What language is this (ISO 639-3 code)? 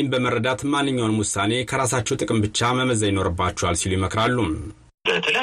amh